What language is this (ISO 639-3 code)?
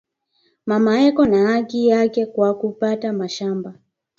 swa